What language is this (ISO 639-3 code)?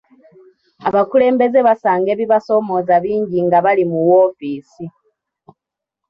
lug